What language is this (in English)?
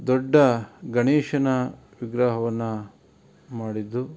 Kannada